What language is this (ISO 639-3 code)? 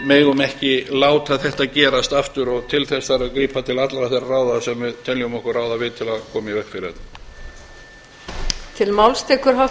isl